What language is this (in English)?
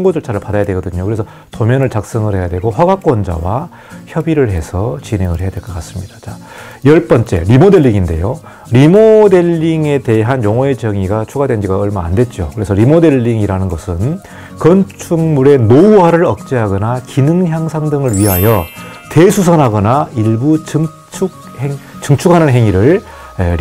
Korean